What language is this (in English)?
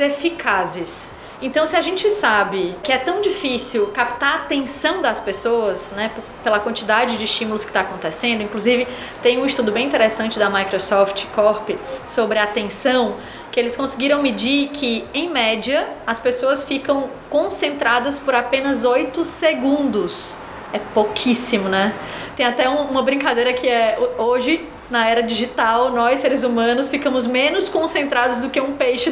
Portuguese